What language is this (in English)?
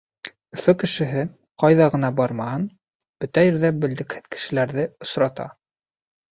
Bashkir